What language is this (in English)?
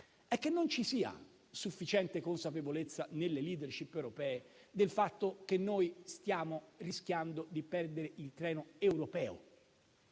Italian